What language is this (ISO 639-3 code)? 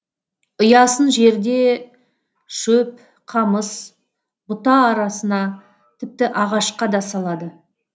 kaz